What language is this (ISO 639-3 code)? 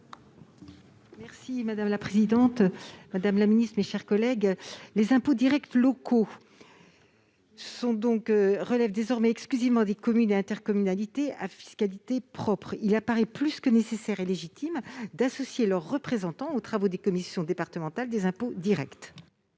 fra